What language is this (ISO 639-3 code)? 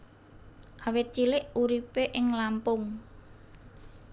jav